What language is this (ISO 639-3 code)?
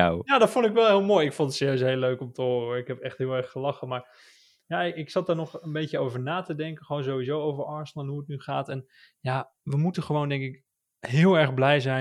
nld